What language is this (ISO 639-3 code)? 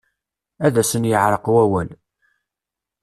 kab